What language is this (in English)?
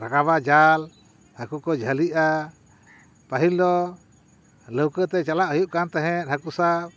Santali